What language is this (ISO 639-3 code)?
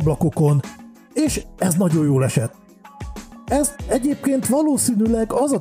hun